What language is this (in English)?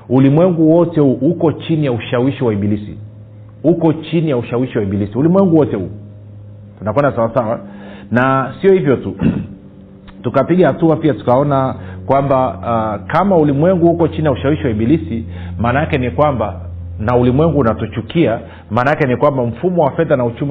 Swahili